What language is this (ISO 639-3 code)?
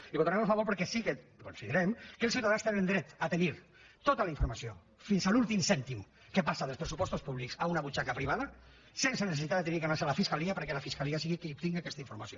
cat